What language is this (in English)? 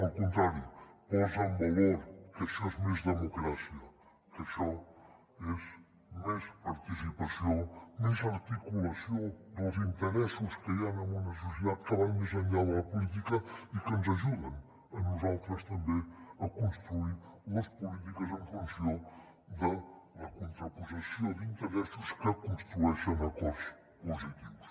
Catalan